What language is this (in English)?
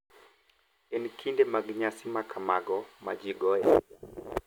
Luo (Kenya and Tanzania)